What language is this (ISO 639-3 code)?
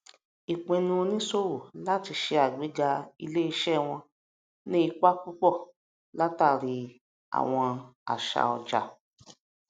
yor